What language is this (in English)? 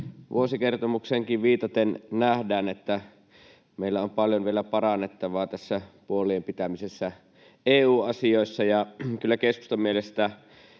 Finnish